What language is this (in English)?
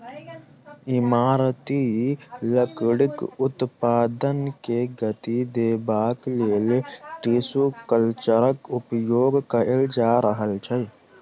Maithili